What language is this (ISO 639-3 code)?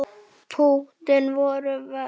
isl